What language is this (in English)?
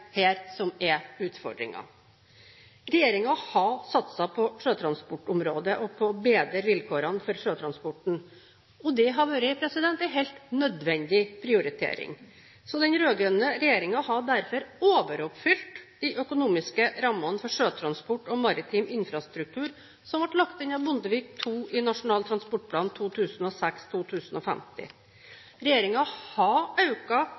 Norwegian Bokmål